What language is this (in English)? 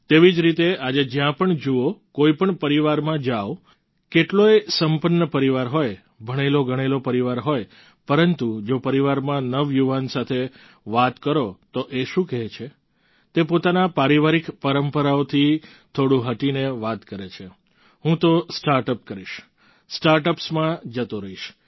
Gujarati